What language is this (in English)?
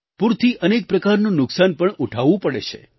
Gujarati